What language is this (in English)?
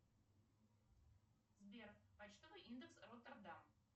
Russian